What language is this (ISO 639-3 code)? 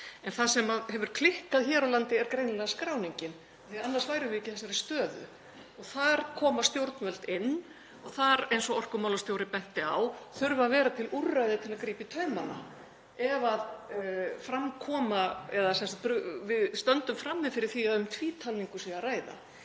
isl